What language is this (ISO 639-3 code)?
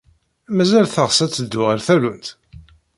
kab